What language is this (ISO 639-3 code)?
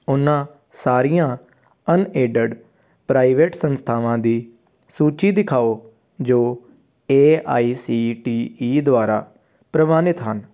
pan